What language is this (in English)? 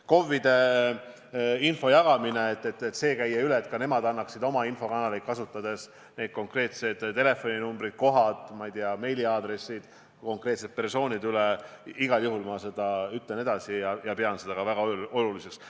Estonian